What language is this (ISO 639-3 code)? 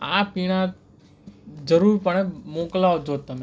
guj